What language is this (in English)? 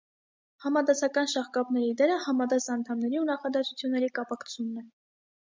Armenian